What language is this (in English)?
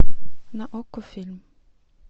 Russian